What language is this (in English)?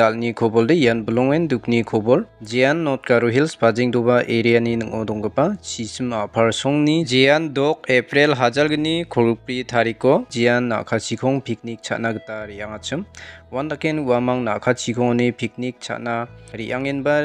Korean